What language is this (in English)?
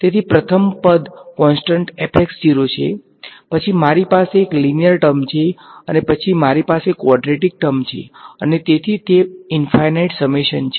Gujarati